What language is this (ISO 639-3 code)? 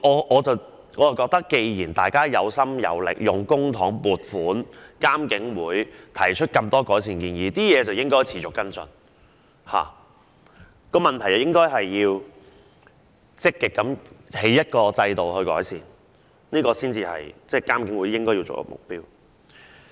yue